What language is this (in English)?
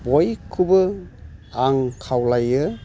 Bodo